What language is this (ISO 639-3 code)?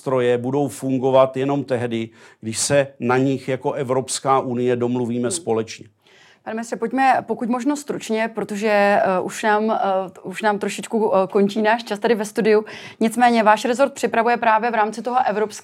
ces